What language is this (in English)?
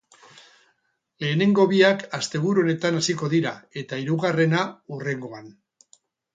Basque